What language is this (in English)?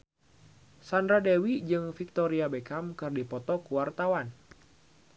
Sundanese